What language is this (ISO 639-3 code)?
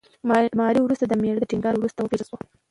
pus